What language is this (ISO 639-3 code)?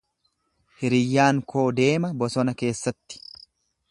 orm